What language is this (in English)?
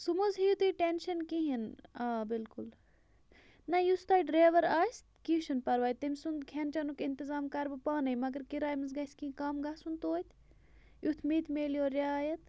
Kashmiri